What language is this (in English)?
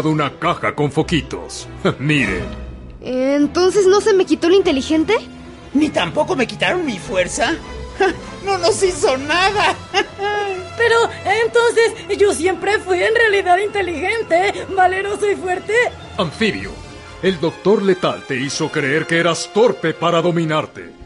Spanish